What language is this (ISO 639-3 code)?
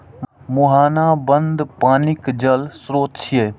mai